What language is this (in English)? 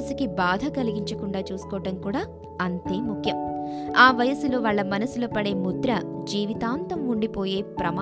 Telugu